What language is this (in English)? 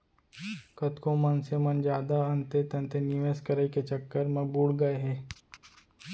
Chhattisgarhi